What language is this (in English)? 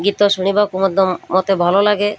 Odia